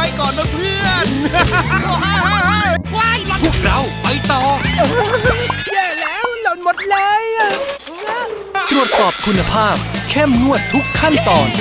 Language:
Thai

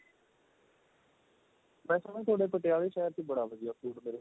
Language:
Punjabi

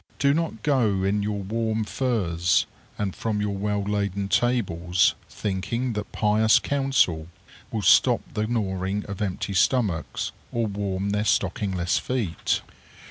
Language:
English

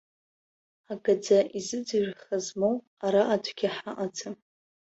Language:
Abkhazian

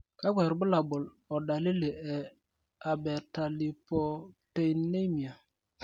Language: Masai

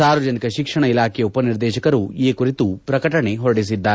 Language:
Kannada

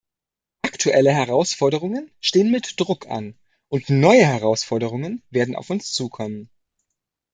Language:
German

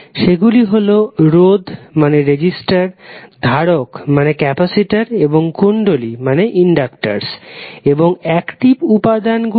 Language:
Bangla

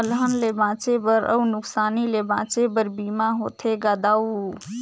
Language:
Chhattisgarhi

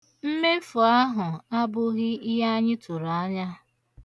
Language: Igbo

